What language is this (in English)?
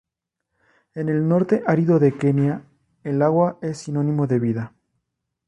Spanish